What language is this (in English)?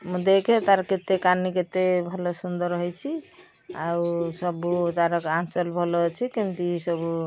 Odia